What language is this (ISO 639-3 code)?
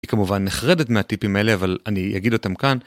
heb